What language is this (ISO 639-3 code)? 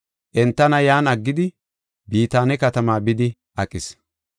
gof